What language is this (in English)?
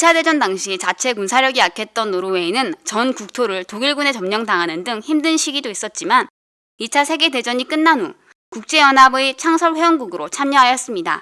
Korean